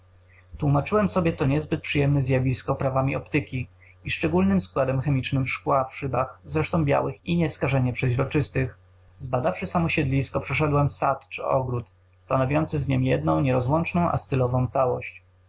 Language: Polish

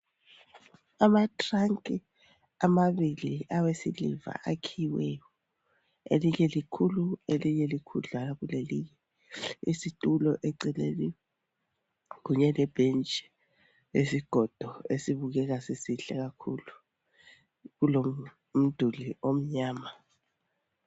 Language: North Ndebele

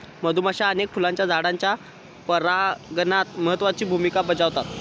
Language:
Marathi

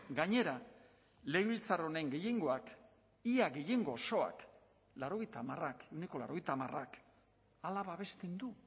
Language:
Basque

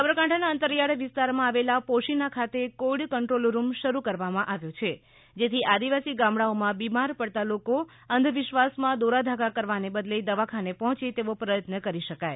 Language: Gujarati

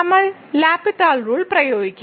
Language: Malayalam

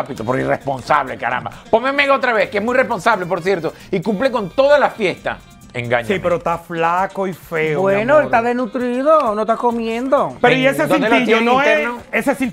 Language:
Spanish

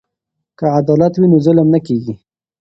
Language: Pashto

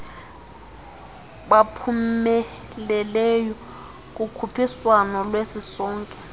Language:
Xhosa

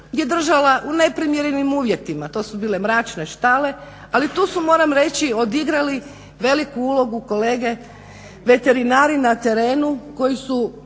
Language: Croatian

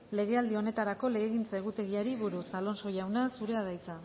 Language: Basque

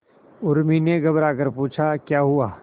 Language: Hindi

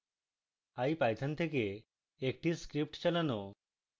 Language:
Bangla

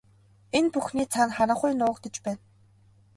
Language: Mongolian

